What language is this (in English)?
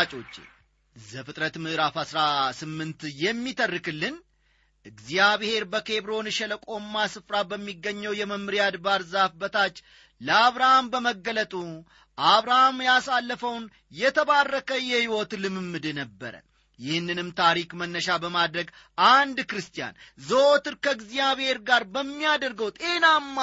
Amharic